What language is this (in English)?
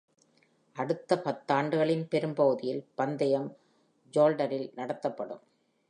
Tamil